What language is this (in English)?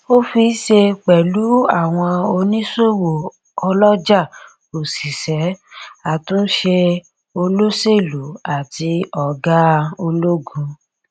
Yoruba